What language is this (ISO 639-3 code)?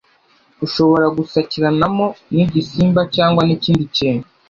kin